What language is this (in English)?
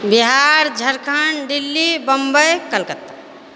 Maithili